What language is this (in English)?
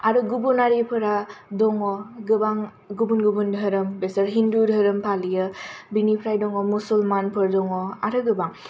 Bodo